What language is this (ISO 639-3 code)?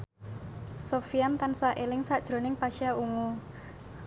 jav